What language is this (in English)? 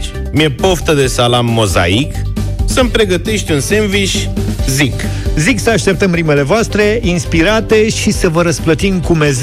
Romanian